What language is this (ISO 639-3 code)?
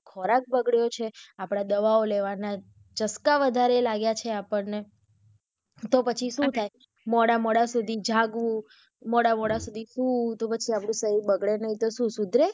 guj